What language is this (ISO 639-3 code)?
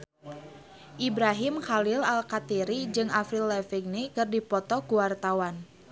sun